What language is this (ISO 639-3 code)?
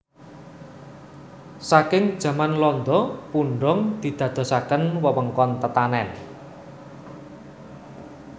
jav